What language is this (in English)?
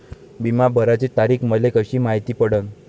Marathi